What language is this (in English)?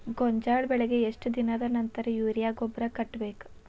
Kannada